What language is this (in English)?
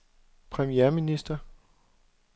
Danish